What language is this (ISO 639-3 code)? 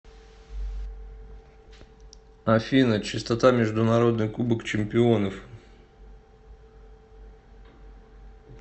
rus